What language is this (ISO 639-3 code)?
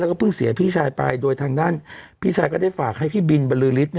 tha